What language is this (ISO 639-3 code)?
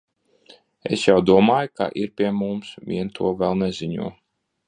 lav